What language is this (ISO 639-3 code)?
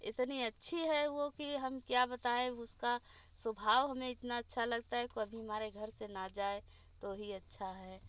hin